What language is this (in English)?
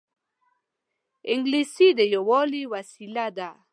Pashto